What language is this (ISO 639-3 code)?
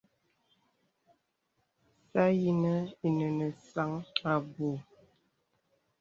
beb